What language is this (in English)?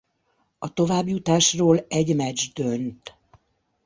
Hungarian